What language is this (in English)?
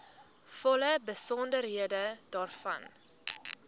Afrikaans